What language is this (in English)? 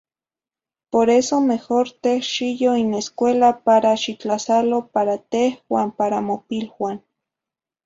Zacatlán-Ahuacatlán-Tepetzintla Nahuatl